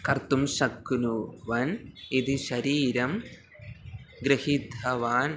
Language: Sanskrit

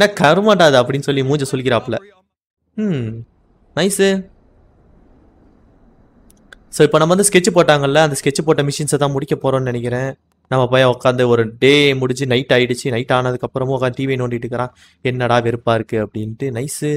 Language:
Tamil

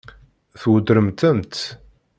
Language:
Kabyle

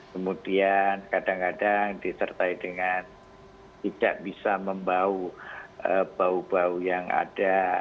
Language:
Indonesian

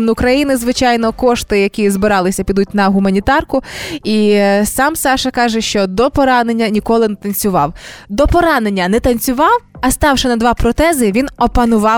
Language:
Ukrainian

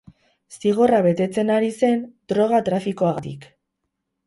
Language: Basque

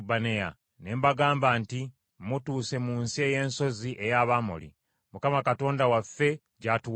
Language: Ganda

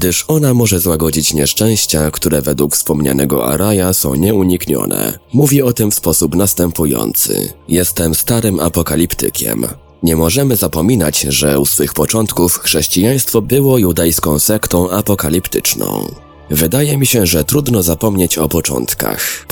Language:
Polish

